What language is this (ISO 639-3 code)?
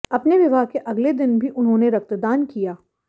hin